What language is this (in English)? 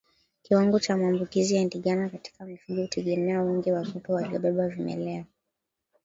Swahili